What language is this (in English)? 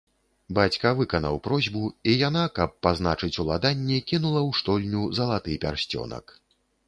Belarusian